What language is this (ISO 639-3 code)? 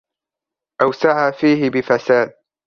ara